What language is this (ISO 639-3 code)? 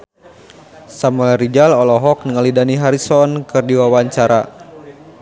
sun